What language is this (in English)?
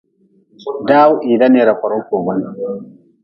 Nawdm